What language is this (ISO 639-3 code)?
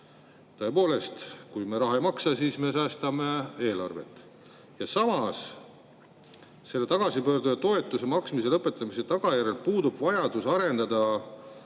est